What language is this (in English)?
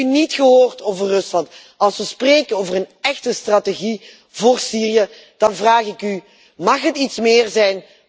Dutch